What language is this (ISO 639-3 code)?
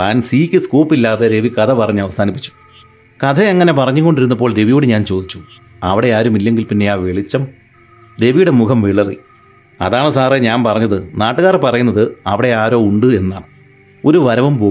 mal